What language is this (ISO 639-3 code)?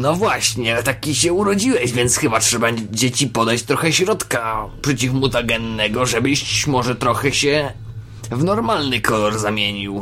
pol